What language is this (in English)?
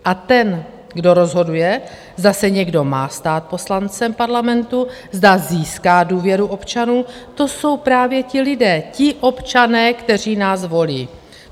Czech